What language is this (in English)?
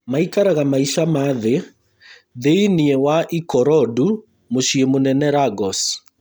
Kikuyu